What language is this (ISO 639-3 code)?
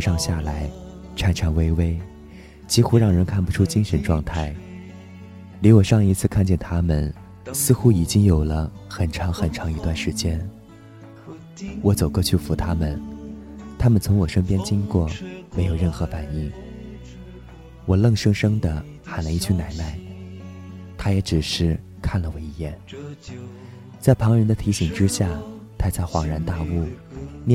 zho